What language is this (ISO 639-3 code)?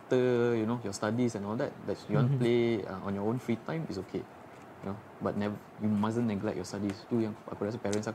msa